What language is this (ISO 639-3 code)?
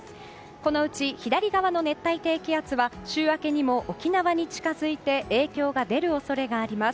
jpn